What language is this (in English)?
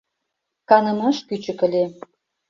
Mari